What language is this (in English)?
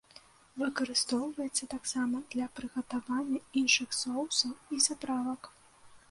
Belarusian